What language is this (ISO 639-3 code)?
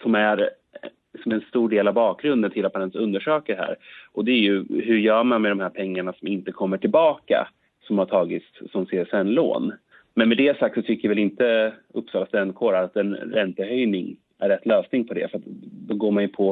swe